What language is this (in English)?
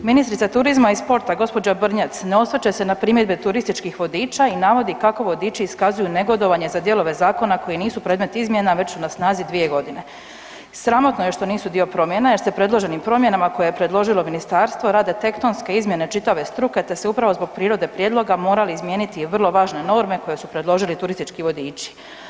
Croatian